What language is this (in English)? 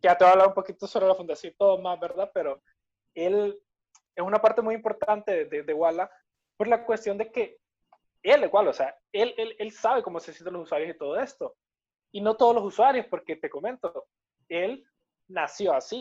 Spanish